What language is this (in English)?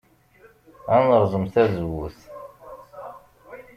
Kabyle